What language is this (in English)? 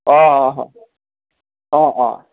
Assamese